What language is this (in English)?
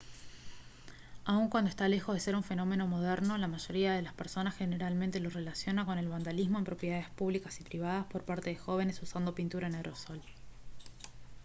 Spanish